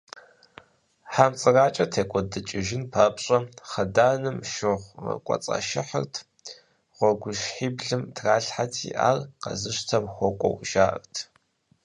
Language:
Kabardian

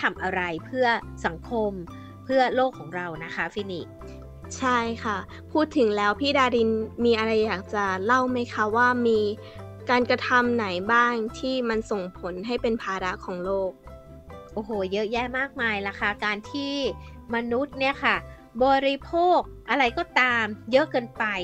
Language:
Thai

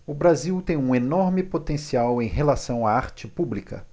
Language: Portuguese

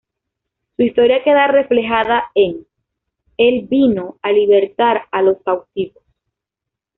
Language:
Spanish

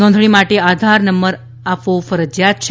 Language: Gujarati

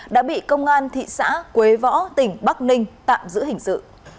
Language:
Vietnamese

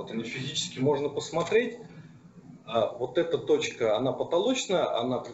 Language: Russian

